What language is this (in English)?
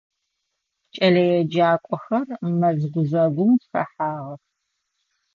Adyghe